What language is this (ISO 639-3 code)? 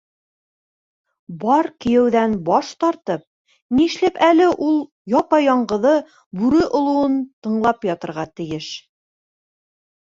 bak